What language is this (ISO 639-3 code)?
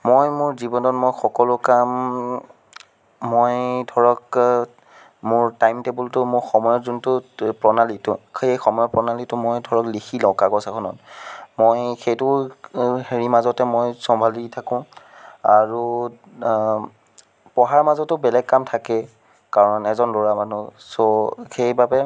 asm